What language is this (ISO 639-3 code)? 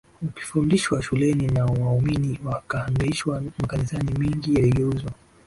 swa